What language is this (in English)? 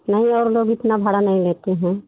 Hindi